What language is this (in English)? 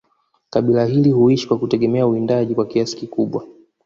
Swahili